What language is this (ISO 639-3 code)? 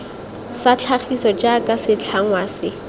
tsn